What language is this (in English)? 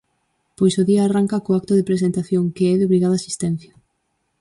Galician